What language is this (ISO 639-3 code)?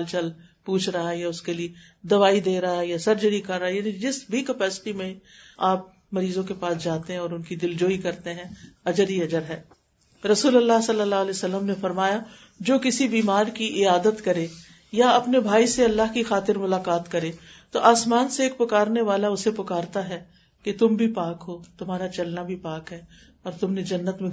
urd